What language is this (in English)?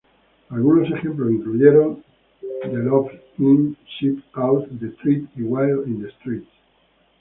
Spanish